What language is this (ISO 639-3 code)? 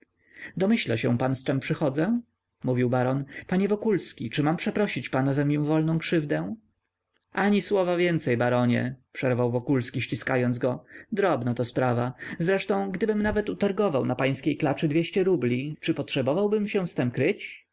pol